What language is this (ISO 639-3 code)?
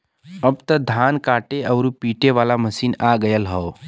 bho